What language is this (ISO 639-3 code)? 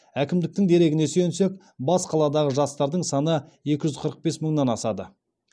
kaz